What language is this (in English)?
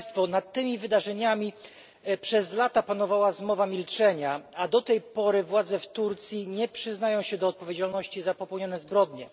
Polish